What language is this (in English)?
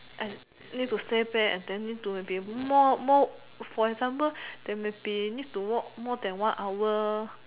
English